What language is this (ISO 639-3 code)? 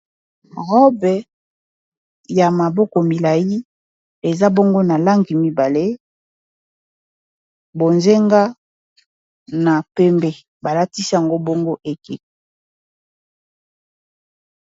lin